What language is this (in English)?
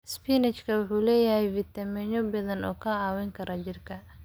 Somali